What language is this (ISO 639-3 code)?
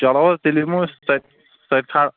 kas